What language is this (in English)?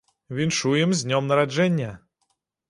Belarusian